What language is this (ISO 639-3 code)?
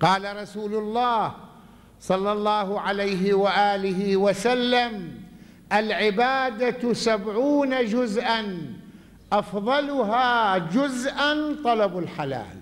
ara